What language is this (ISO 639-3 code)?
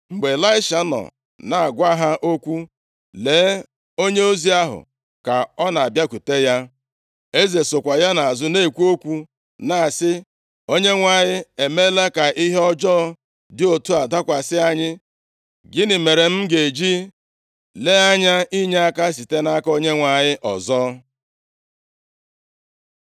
ibo